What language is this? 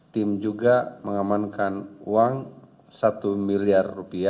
Indonesian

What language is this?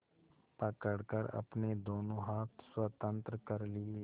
Hindi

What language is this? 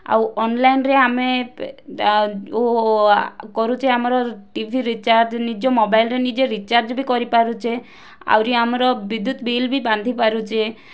Odia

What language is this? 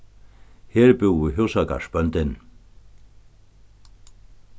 Faroese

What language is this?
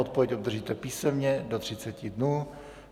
Czech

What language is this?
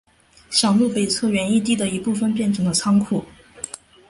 Chinese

